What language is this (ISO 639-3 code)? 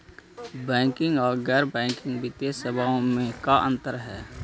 mag